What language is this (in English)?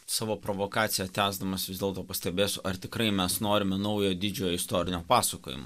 Lithuanian